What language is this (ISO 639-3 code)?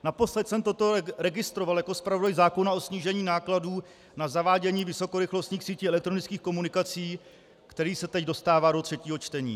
ces